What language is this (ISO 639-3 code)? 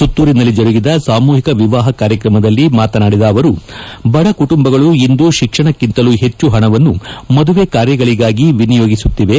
kan